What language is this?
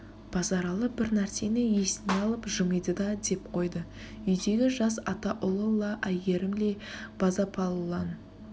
Kazakh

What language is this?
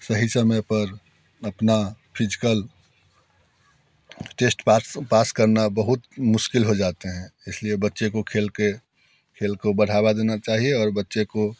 Hindi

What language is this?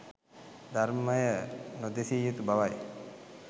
Sinhala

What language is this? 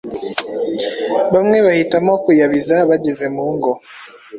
Kinyarwanda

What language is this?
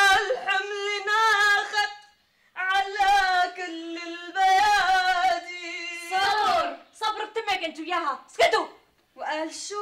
Arabic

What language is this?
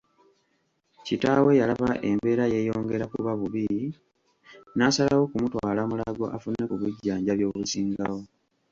Ganda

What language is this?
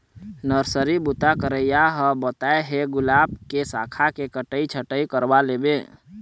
Chhattisgarhi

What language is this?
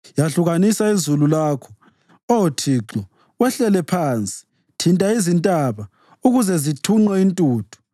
North Ndebele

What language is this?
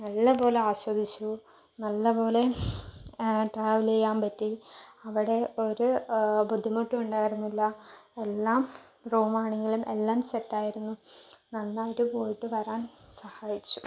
Malayalam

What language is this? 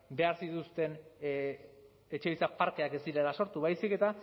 Basque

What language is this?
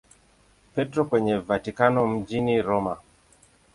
Swahili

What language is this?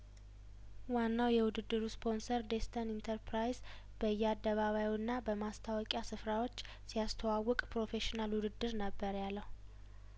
Amharic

